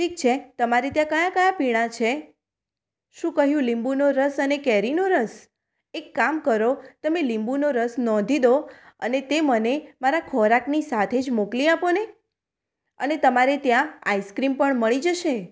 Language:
Gujarati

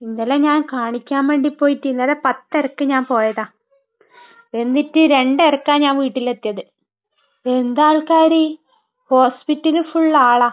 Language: Malayalam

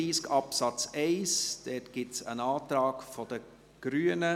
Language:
Swiss German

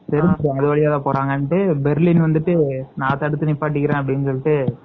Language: Tamil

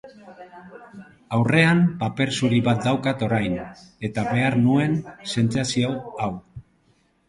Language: Basque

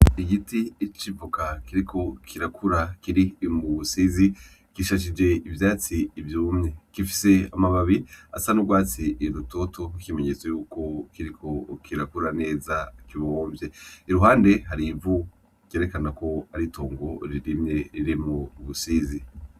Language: Rundi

